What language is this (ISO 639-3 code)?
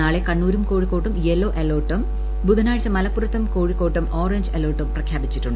mal